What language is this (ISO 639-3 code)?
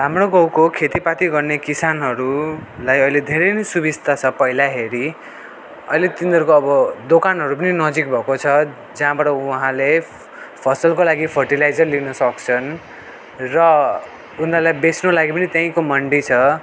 nep